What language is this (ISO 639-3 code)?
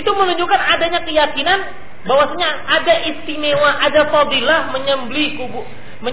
ind